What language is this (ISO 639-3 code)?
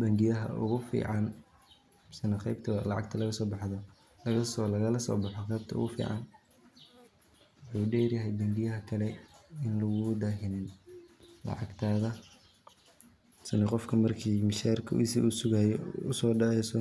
som